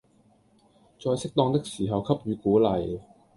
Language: Cantonese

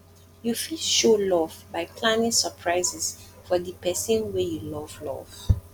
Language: Nigerian Pidgin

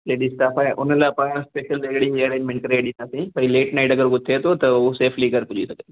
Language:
Sindhi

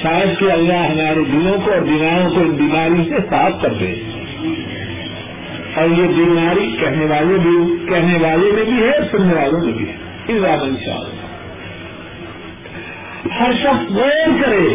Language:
Urdu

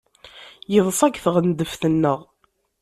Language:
Kabyle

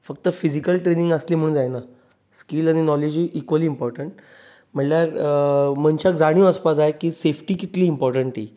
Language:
Konkani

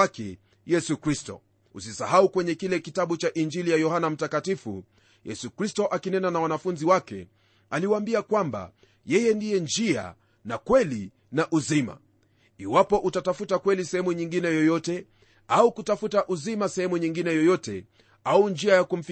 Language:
Swahili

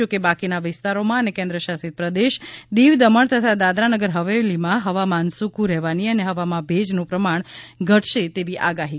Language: Gujarati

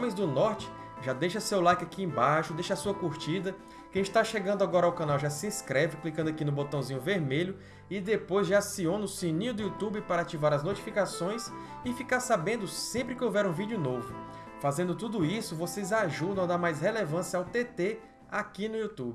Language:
Portuguese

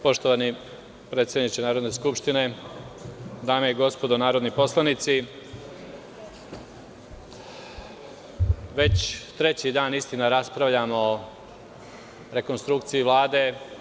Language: Serbian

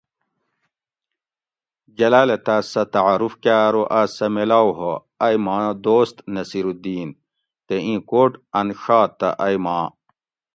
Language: Gawri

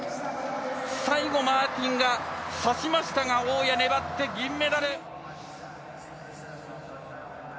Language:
Japanese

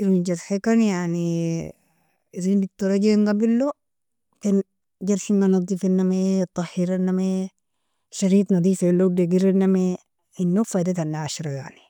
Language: Nobiin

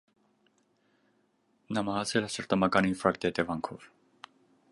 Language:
Armenian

